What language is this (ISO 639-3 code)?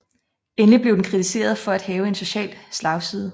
dan